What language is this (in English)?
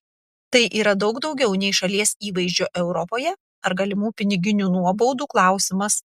Lithuanian